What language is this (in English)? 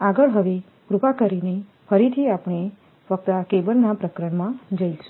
Gujarati